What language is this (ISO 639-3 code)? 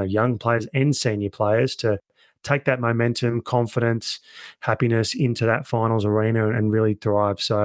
eng